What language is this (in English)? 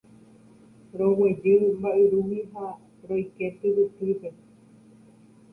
Guarani